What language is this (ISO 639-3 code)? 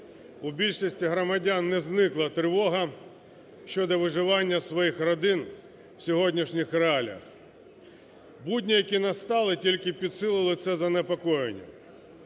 ukr